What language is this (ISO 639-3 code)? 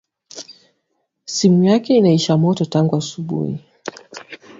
swa